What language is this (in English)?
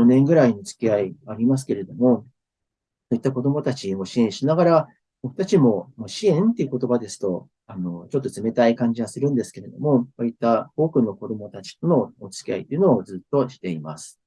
Japanese